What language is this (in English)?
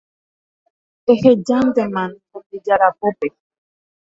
Guarani